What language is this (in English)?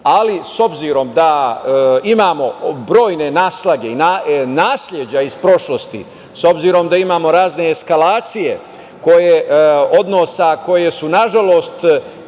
Serbian